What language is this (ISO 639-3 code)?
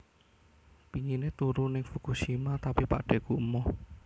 jav